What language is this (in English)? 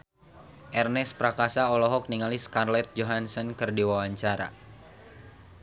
Sundanese